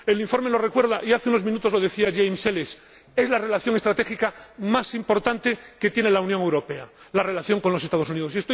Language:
Spanish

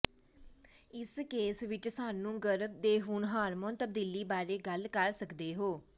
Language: Punjabi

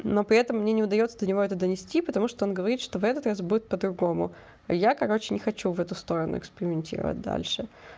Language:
Russian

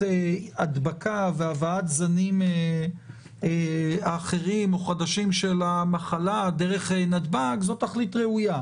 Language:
Hebrew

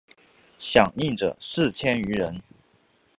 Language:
Chinese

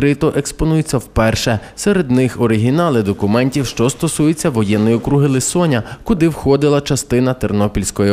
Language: Ukrainian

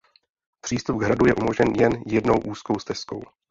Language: Czech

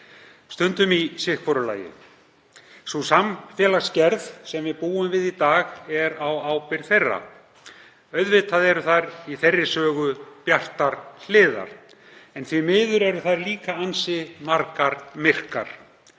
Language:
Icelandic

